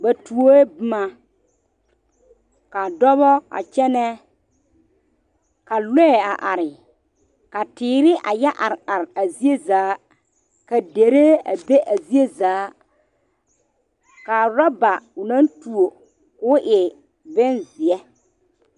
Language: Southern Dagaare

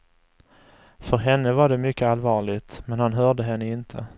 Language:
Swedish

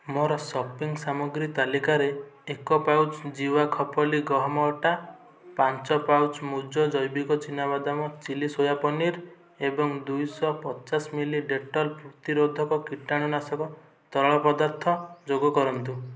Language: Odia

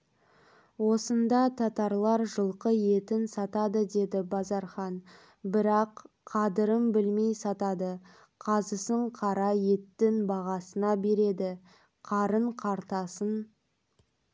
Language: Kazakh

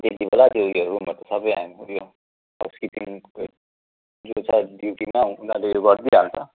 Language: Nepali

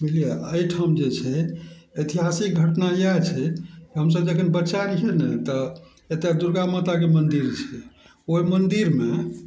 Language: Maithili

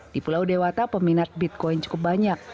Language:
Indonesian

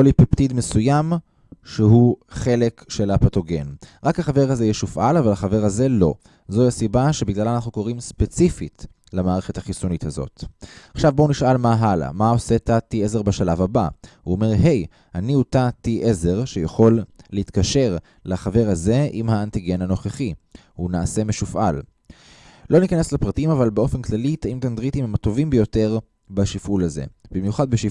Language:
Hebrew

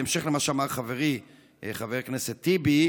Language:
Hebrew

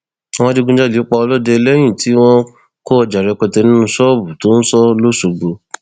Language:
Yoruba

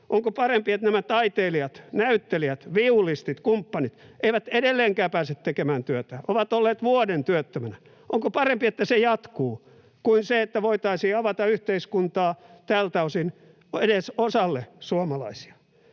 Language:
Finnish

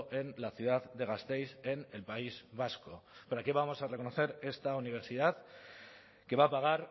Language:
Spanish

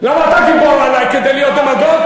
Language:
Hebrew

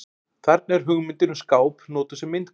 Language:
Icelandic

